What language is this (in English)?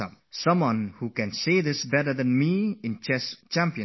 English